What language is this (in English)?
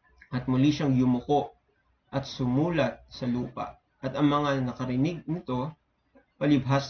Filipino